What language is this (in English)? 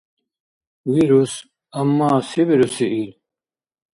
Dargwa